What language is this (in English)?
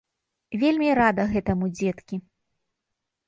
Belarusian